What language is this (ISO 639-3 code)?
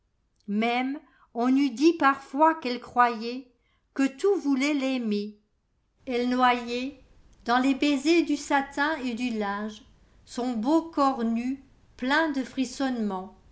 fra